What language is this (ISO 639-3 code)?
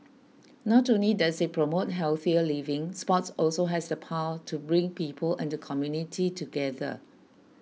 eng